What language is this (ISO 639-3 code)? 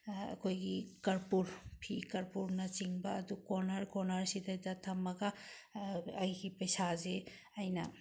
mni